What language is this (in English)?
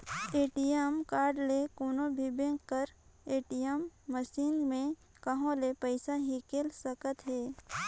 Chhattisgarhi